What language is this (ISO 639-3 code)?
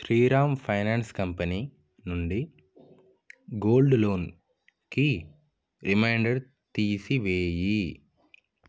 tel